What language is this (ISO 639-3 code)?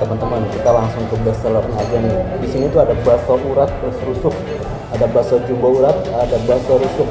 ind